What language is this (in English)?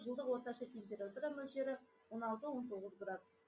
Kazakh